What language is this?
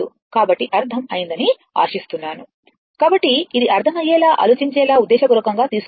Telugu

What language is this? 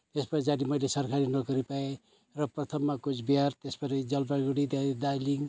Nepali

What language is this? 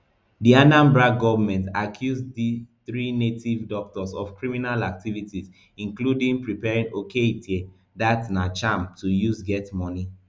Nigerian Pidgin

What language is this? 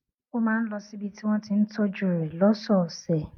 Yoruba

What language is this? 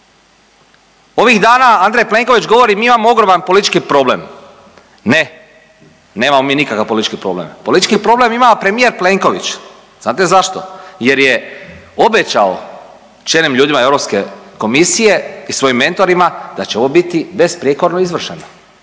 Croatian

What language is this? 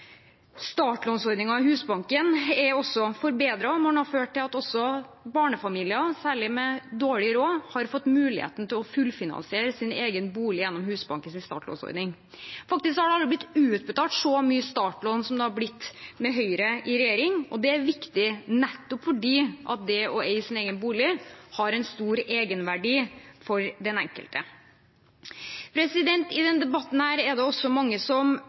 Norwegian Bokmål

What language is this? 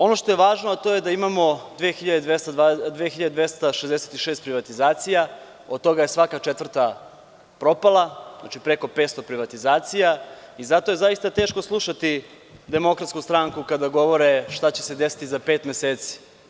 Serbian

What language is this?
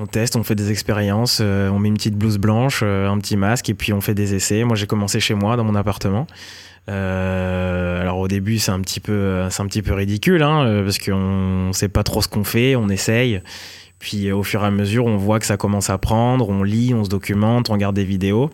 French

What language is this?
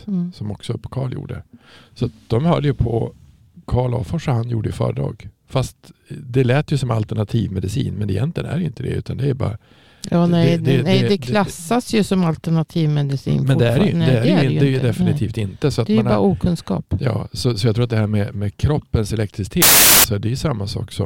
Swedish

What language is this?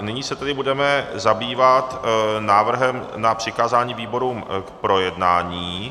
Czech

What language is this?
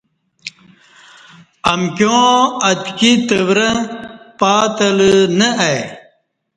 Kati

